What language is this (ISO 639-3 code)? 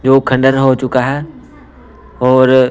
hin